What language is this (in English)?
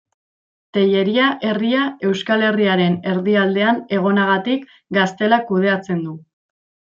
Basque